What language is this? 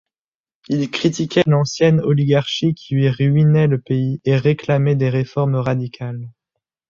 French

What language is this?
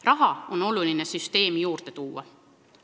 Estonian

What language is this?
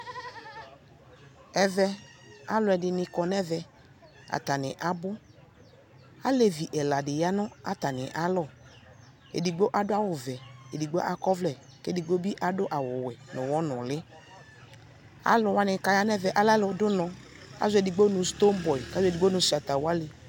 Ikposo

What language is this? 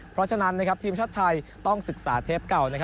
Thai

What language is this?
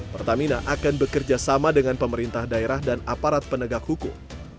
Indonesian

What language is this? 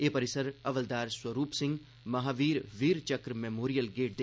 Dogri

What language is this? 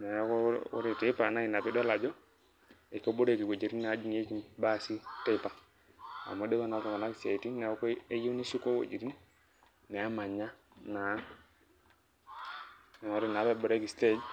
Masai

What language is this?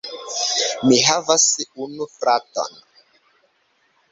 Esperanto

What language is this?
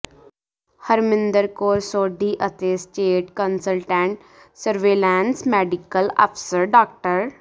Punjabi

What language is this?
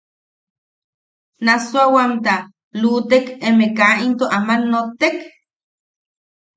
Yaqui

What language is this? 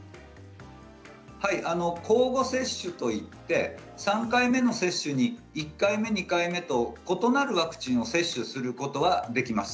Japanese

